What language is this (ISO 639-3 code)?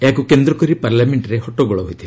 ori